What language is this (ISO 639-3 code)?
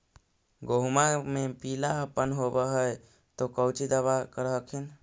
mag